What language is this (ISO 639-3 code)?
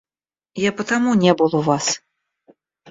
rus